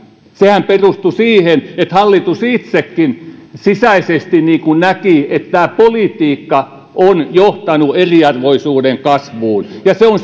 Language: Finnish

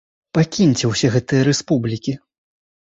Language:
Belarusian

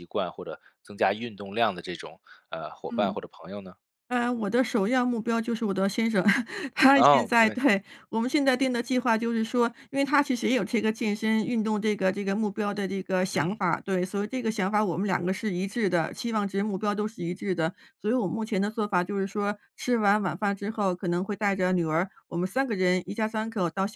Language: Chinese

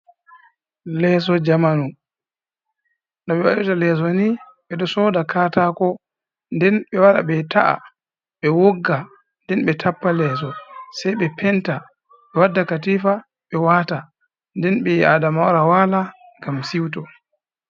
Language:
Fula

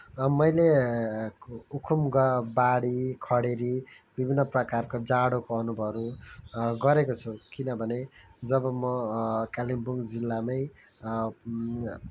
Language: Nepali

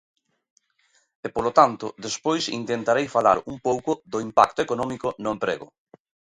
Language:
Galician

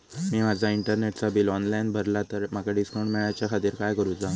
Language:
Marathi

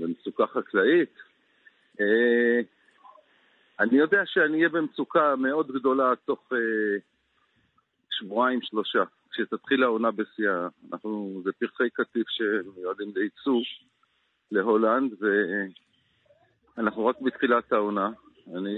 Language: Hebrew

